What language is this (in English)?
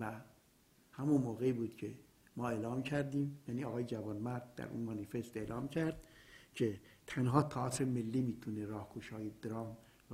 Persian